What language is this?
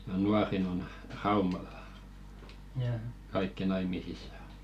Finnish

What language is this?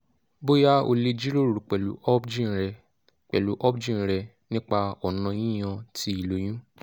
Yoruba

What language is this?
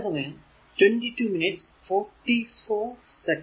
Malayalam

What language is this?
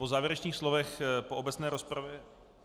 Czech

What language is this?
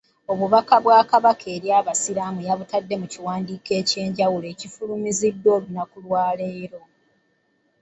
Ganda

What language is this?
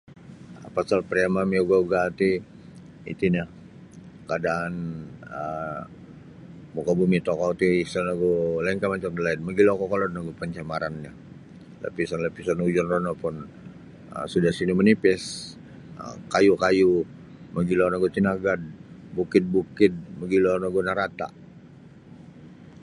Sabah Bisaya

